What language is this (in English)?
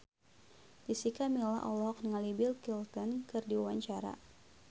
Sundanese